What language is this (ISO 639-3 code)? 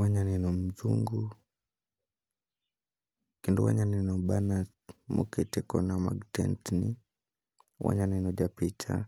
luo